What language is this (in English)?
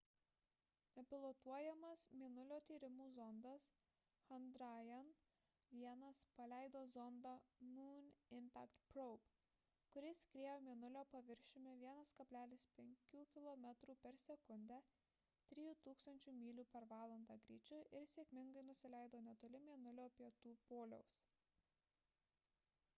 Lithuanian